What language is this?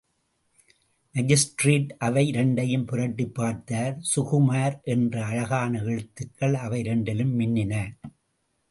Tamil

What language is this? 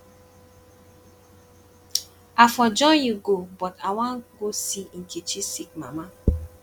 Nigerian Pidgin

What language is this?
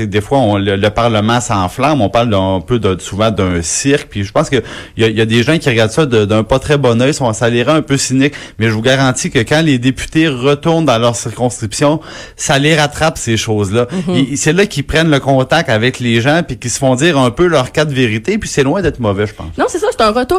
French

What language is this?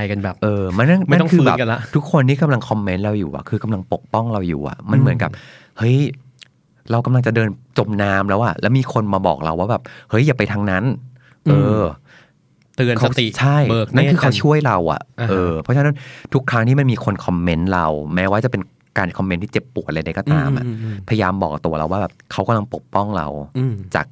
Thai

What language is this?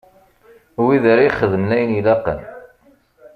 Kabyle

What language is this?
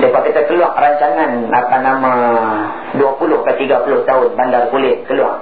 Malay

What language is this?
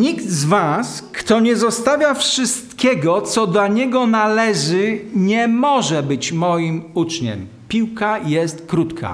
Polish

